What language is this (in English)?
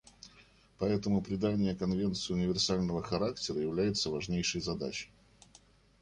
Russian